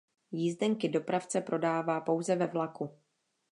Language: Czech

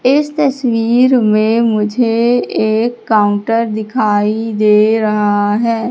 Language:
Hindi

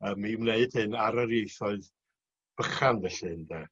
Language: Welsh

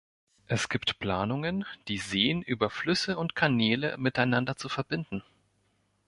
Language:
German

